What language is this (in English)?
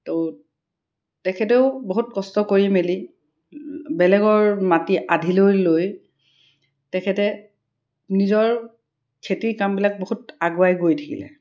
Assamese